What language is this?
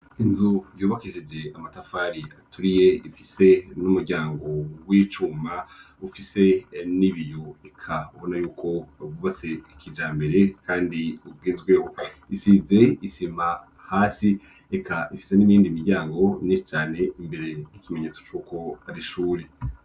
Rundi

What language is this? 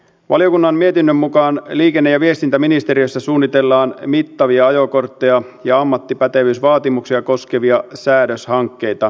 Finnish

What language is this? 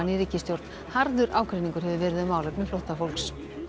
Icelandic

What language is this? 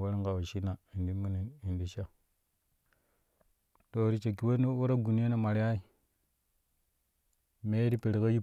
Kushi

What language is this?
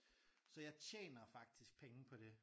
Danish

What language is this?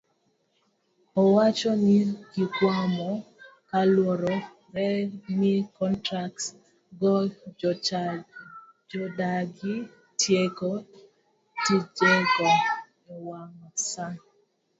Luo (Kenya and Tanzania)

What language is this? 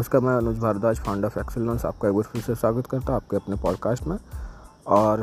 Hindi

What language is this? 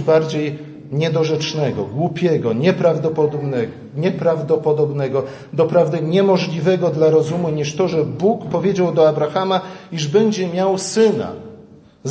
Polish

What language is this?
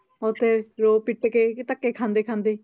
Punjabi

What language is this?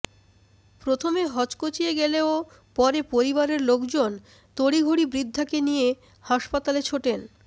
Bangla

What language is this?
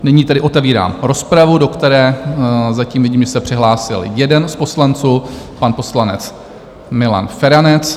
Czech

